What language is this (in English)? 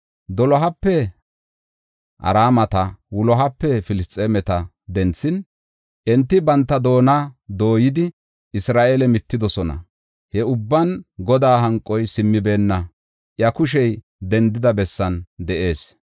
Gofa